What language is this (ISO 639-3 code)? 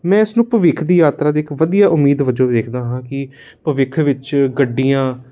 pan